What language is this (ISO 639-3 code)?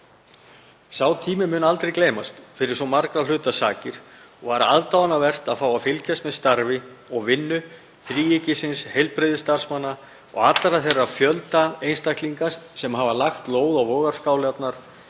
isl